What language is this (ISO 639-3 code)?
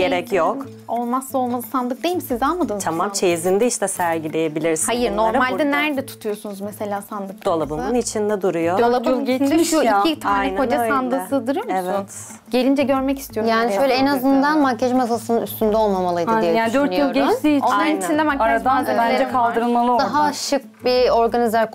tur